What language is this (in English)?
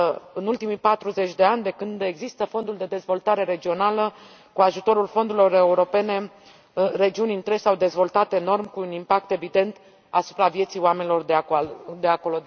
Romanian